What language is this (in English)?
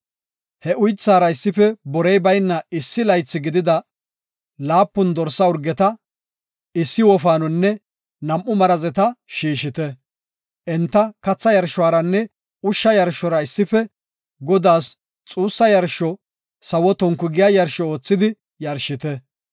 Gofa